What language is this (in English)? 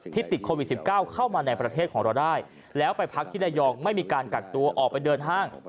Thai